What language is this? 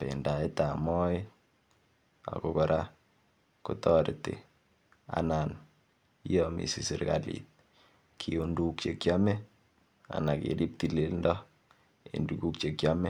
Kalenjin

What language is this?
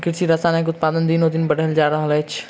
Maithili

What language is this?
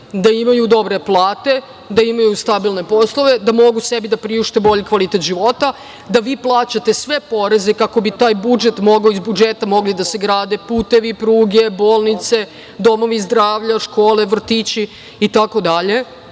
Serbian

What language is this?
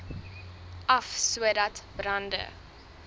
Afrikaans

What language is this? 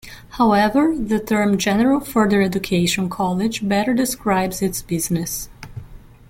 English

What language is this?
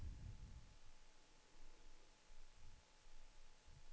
Danish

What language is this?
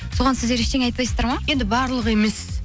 Kazakh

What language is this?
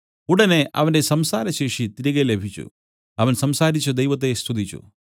Malayalam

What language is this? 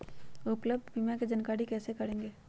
Magahi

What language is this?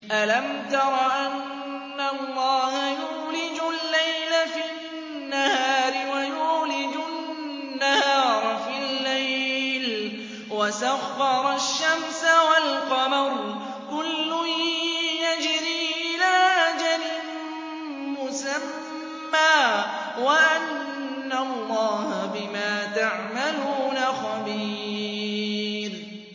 Arabic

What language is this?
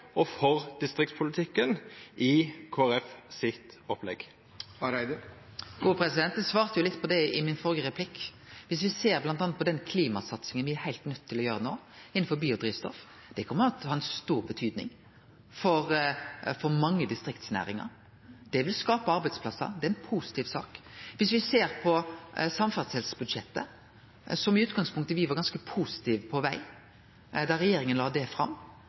Norwegian Nynorsk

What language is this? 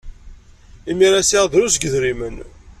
Kabyle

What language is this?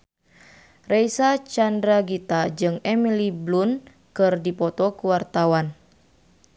Sundanese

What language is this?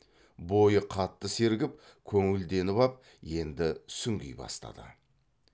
Kazakh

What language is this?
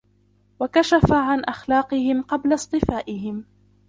Arabic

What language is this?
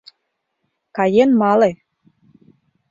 Mari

